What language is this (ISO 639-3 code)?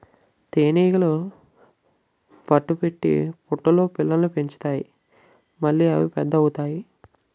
tel